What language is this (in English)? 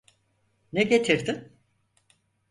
Turkish